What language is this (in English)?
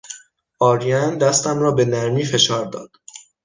Persian